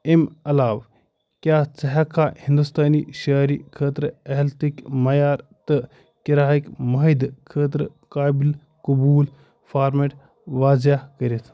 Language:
Kashmiri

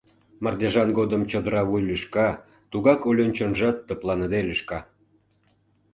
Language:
Mari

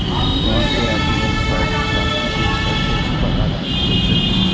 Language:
Maithili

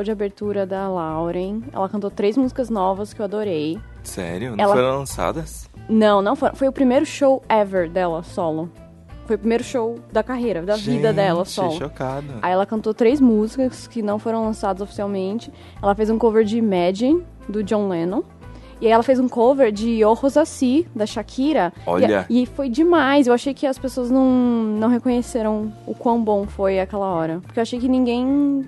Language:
Portuguese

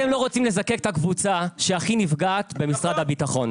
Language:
Hebrew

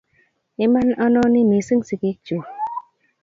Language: Kalenjin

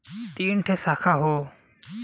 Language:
Bhojpuri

